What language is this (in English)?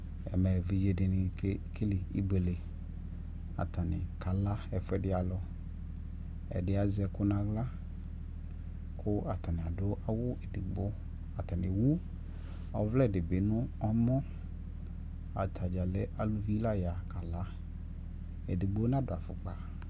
Ikposo